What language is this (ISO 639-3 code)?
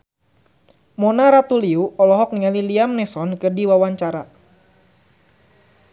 sun